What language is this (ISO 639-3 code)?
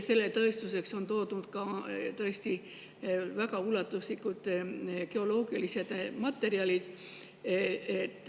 est